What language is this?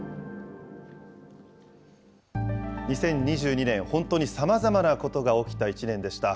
Japanese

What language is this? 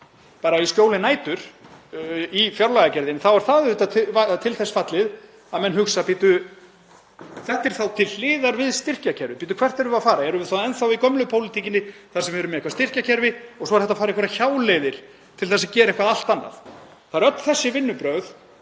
Icelandic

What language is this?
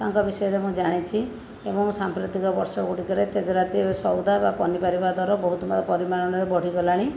Odia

